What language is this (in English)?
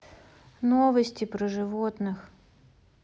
Russian